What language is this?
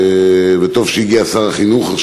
Hebrew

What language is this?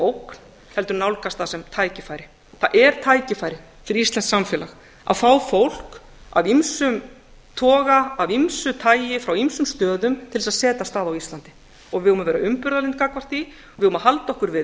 Icelandic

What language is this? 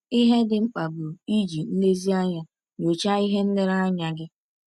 Igbo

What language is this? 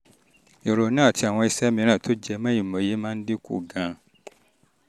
Yoruba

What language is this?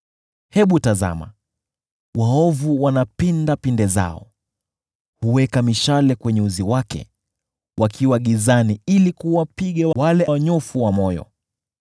Swahili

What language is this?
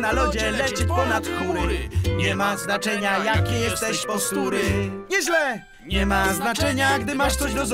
Polish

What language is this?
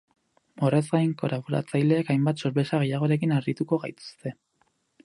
Basque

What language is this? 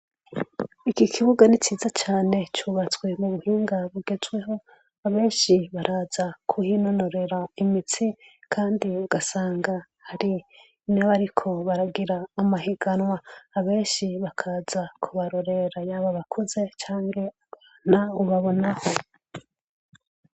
Rundi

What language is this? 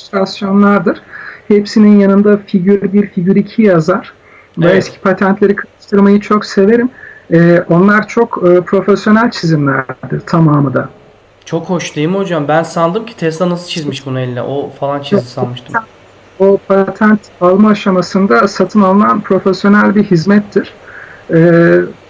Turkish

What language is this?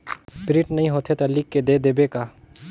Chhattisgarhi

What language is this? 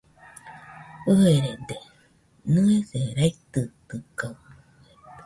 Nüpode Huitoto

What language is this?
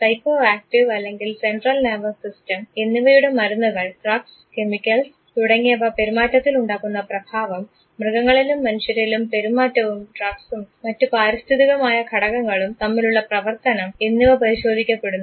Malayalam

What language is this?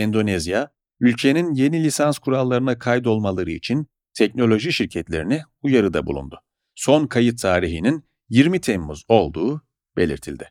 Turkish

